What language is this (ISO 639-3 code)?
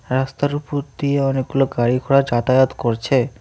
ben